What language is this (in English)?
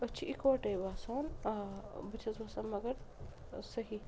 Kashmiri